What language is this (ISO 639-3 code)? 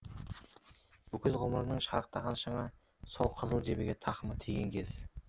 kaz